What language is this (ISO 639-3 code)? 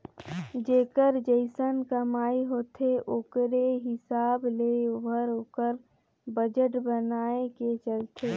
hne